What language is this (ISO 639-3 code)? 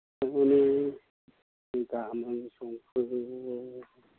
brx